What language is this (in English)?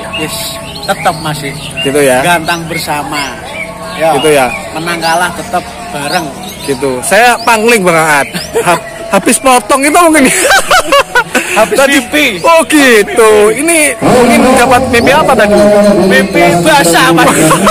Indonesian